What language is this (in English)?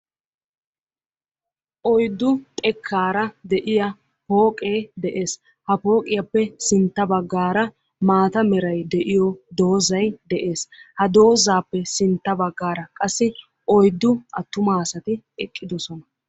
Wolaytta